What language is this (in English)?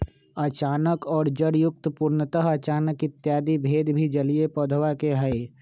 Magahi